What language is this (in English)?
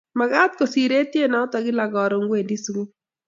Kalenjin